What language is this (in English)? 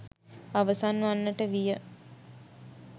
Sinhala